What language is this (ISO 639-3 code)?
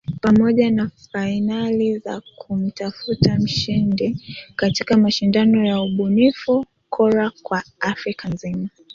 swa